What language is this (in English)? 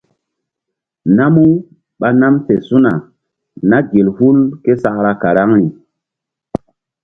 Mbum